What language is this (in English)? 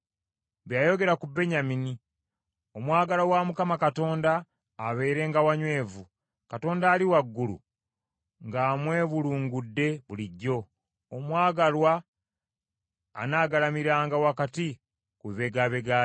Ganda